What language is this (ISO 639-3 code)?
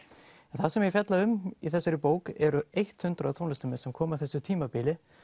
isl